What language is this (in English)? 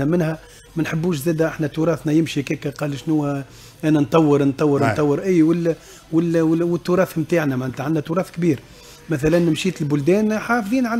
Arabic